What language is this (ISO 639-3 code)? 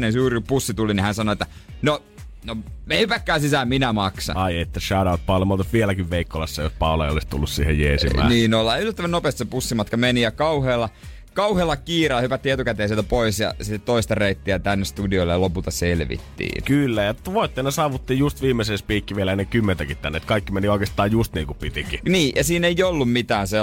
fin